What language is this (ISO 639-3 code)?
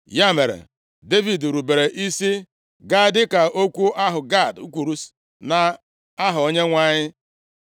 ibo